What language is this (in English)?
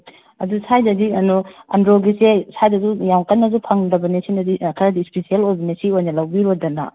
Manipuri